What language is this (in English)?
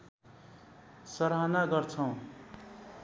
Nepali